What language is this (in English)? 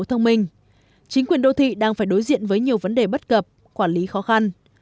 Vietnamese